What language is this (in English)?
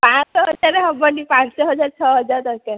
Odia